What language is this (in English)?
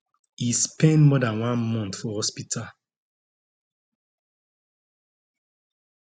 Nigerian Pidgin